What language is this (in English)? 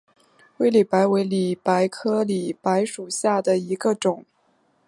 Chinese